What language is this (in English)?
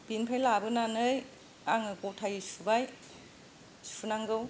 Bodo